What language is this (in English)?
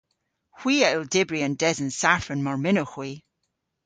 Cornish